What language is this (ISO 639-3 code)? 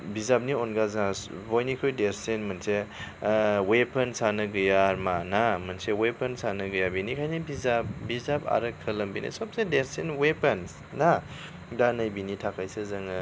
brx